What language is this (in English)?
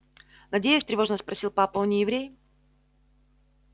Russian